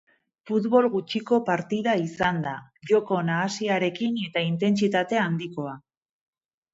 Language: Basque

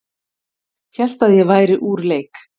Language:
Icelandic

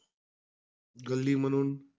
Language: Marathi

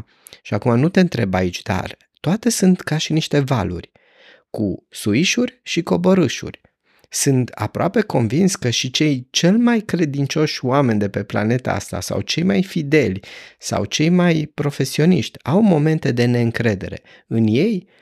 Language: Romanian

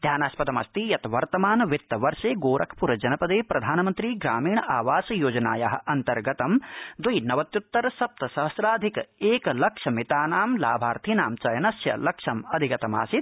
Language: Sanskrit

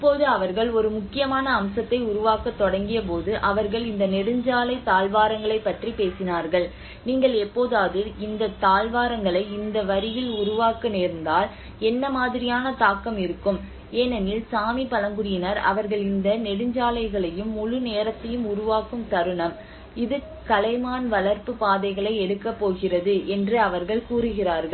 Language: Tamil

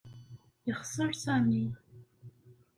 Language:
Kabyle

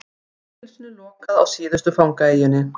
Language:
Icelandic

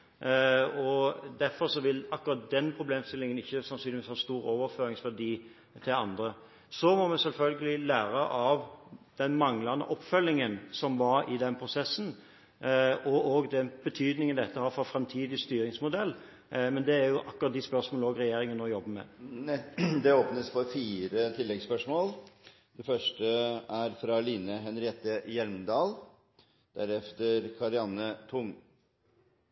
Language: Norwegian Bokmål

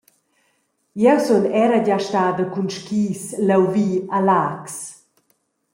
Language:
Romansh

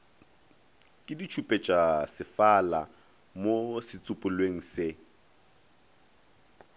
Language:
Northern Sotho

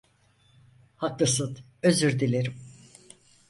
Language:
Turkish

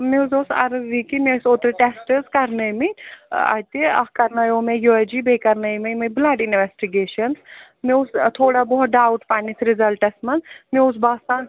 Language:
Kashmiri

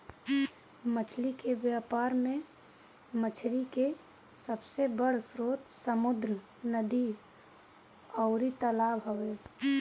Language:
Bhojpuri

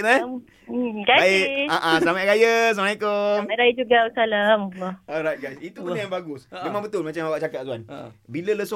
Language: Malay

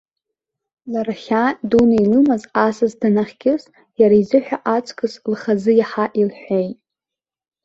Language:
Abkhazian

